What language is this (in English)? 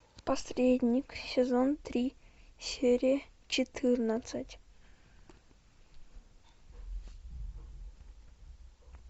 Russian